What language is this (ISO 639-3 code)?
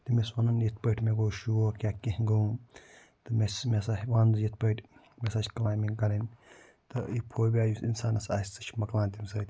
kas